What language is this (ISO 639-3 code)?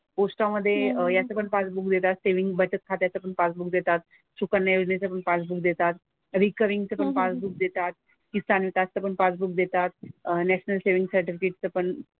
mar